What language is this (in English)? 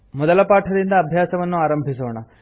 Kannada